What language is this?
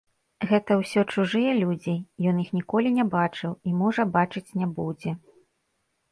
Belarusian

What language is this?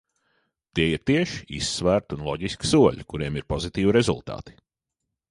Latvian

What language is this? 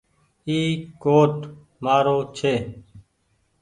Goaria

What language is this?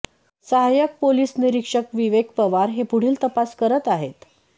Marathi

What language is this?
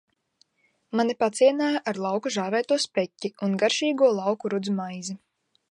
Latvian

